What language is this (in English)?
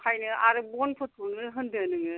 Bodo